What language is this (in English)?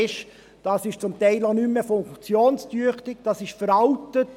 Swiss German